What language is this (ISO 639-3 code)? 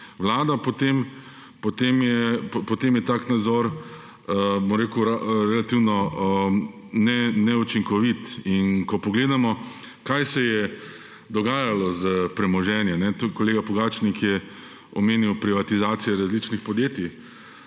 slv